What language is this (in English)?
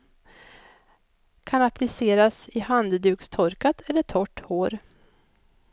Swedish